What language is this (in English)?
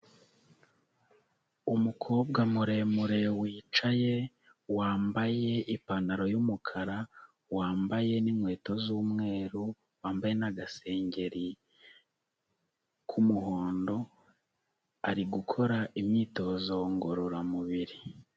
Kinyarwanda